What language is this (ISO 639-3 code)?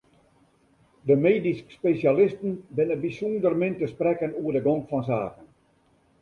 fry